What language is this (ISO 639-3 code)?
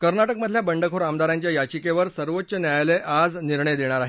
mar